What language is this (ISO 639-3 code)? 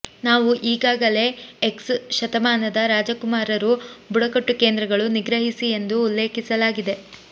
kan